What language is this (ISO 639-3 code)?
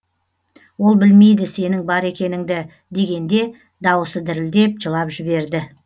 kaz